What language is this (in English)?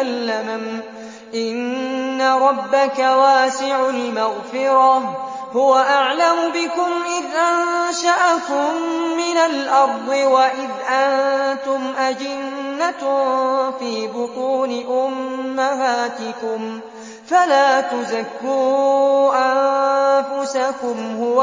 Arabic